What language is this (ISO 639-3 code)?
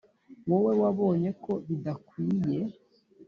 kin